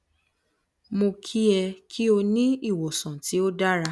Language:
Yoruba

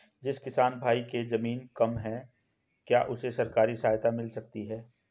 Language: Hindi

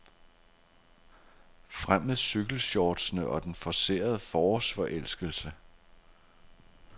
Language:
Danish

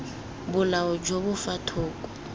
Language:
Tswana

